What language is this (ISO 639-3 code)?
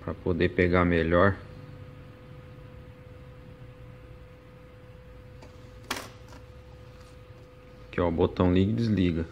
por